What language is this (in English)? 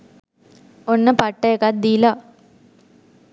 Sinhala